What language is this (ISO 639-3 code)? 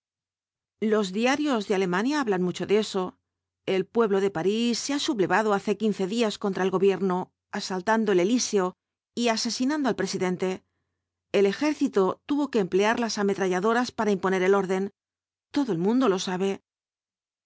spa